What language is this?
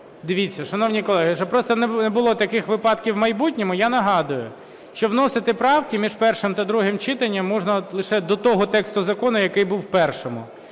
Ukrainian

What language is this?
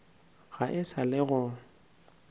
Northern Sotho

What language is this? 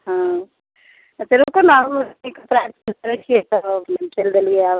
Maithili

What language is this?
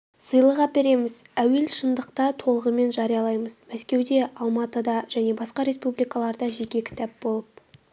Kazakh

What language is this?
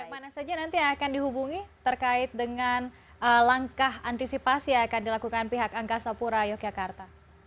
Indonesian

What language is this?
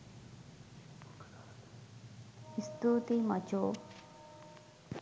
Sinhala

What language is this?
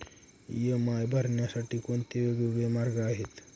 Marathi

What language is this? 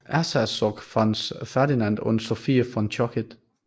Danish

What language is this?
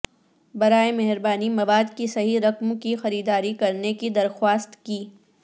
Urdu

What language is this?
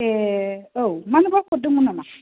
Bodo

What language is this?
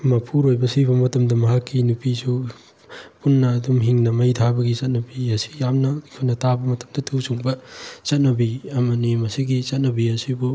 Manipuri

